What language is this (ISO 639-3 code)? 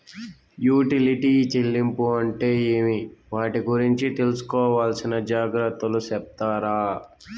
tel